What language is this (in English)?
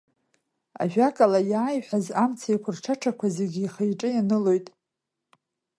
Abkhazian